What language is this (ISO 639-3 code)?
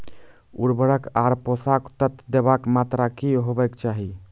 mai